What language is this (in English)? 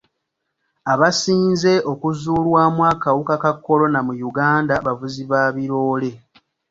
Ganda